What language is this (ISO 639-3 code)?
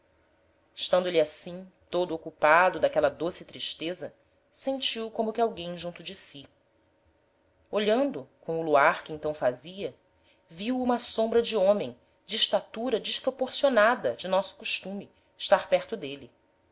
por